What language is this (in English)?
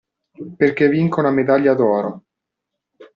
Italian